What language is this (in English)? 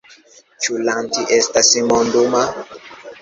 Esperanto